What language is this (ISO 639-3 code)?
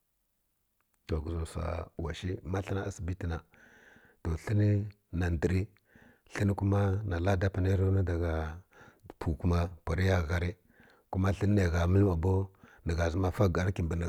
fkk